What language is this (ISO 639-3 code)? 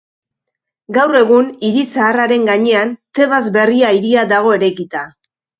eus